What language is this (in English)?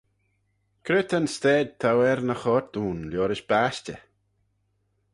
Manx